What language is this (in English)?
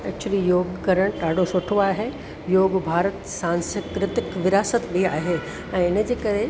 Sindhi